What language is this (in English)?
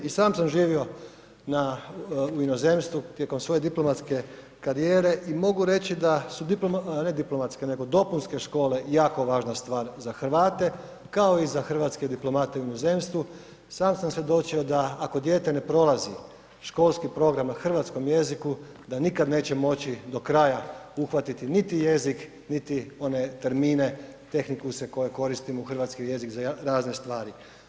Croatian